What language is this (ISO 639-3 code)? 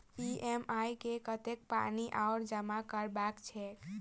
mai